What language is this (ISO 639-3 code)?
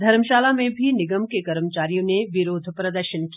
hin